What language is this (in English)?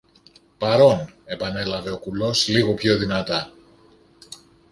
Greek